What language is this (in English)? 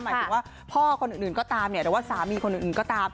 Thai